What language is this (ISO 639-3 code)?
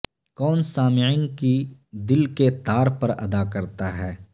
urd